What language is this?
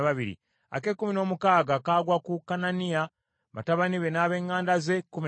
Ganda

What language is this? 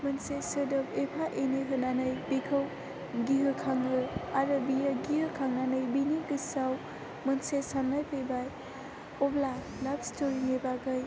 Bodo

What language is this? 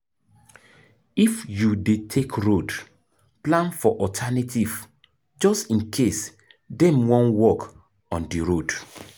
Nigerian Pidgin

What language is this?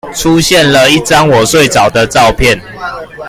Chinese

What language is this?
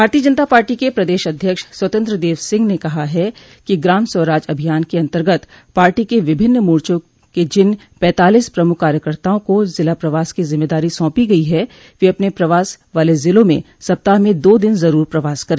Hindi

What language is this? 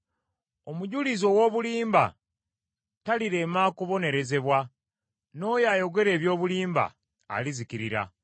Ganda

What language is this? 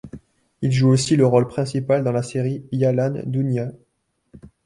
French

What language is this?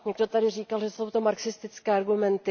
Czech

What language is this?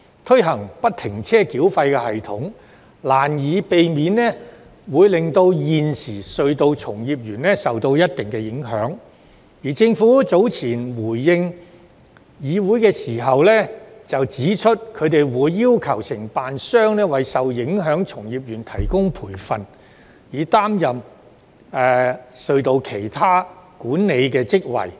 Cantonese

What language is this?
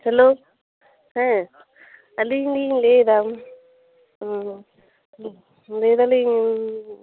Santali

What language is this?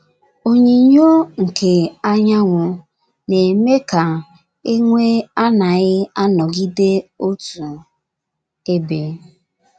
Igbo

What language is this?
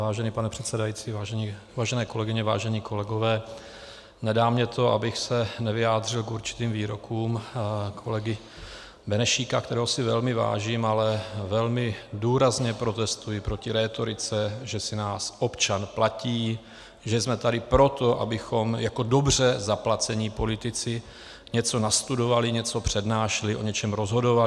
Czech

